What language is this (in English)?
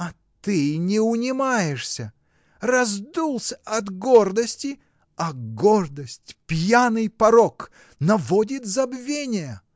Russian